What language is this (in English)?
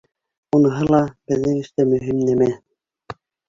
Bashkir